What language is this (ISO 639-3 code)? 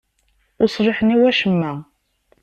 kab